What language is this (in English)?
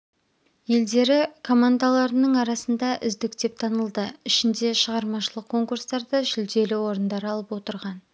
Kazakh